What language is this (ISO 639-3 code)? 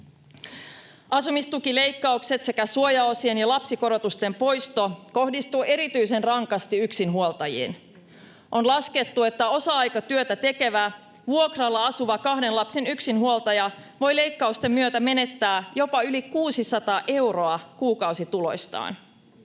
fin